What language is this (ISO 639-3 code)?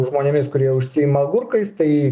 lit